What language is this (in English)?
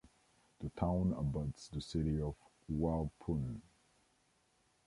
English